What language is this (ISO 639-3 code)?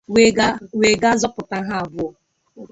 ibo